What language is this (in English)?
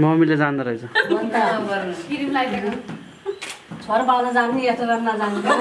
English